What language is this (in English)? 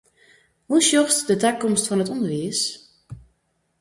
Western Frisian